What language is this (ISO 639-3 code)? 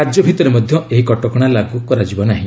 ori